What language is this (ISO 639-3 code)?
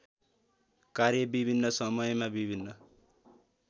nep